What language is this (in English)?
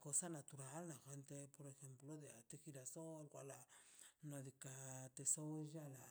Mazaltepec Zapotec